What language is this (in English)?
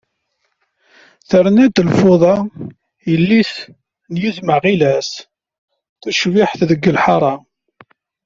Kabyle